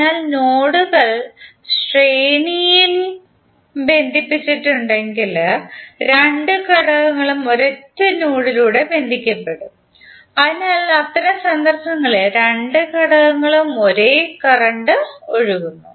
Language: Malayalam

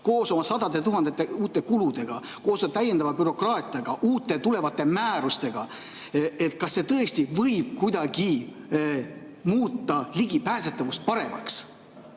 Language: Estonian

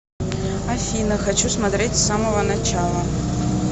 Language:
Russian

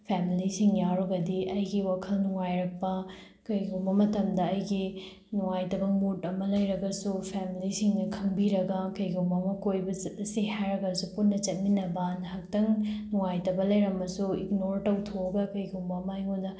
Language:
Manipuri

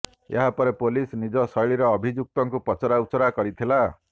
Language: Odia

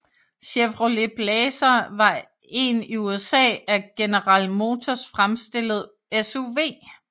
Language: Danish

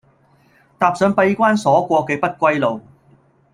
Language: Cantonese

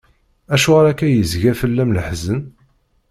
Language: Kabyle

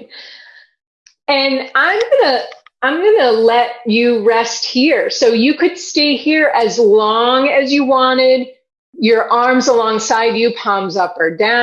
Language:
English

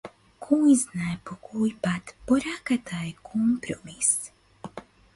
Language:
Macedonian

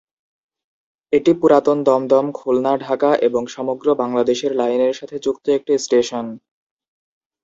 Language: Bangla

